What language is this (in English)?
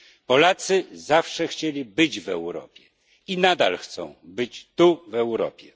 Polish